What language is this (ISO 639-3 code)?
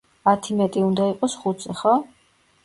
kat